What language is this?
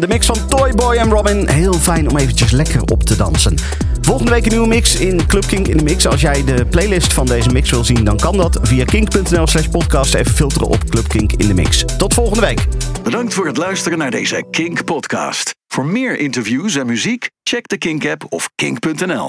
Dutch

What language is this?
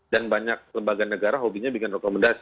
Indonesian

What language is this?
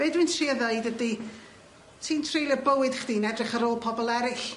Welsh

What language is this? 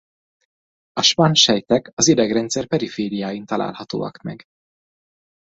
Hungarian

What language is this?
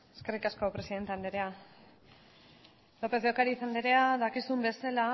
Basque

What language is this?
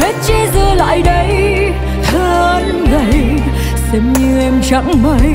Vietnamese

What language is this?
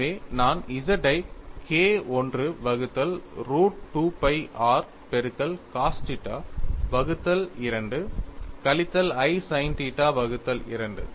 Tamil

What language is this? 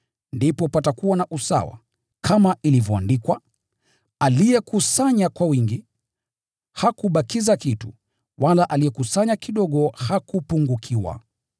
Swahili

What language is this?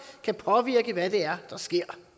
Danish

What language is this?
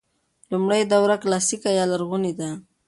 Pashto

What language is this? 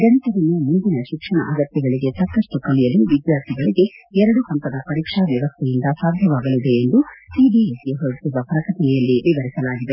Kannada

